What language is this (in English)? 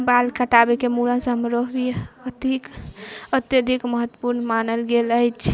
Maithili